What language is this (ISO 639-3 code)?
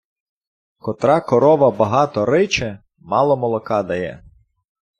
ukr